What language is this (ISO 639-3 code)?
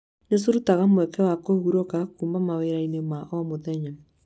kik